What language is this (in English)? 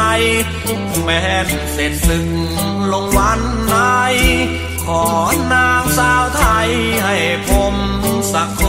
Thai